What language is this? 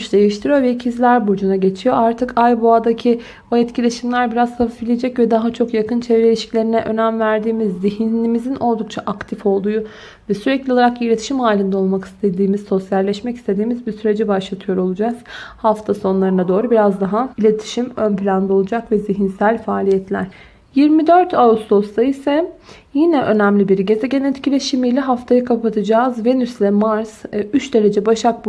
Turkish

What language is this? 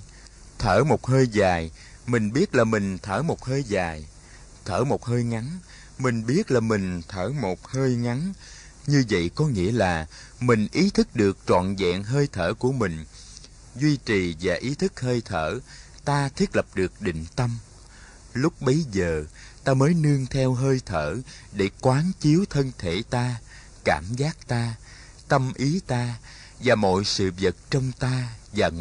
Vietnamese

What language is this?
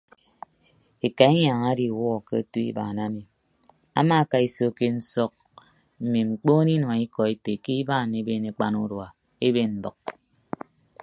Ibibio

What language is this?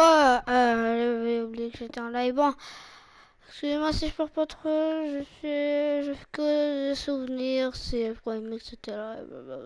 French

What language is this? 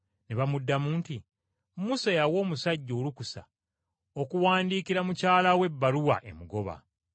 Ganda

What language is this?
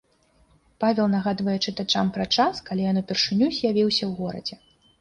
Belarusian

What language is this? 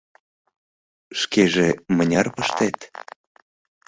Mari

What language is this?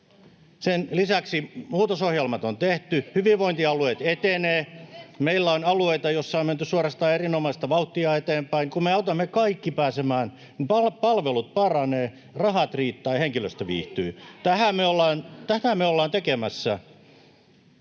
Finnish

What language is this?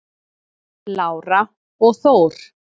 Icelandic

